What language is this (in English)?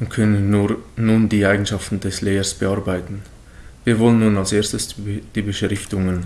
German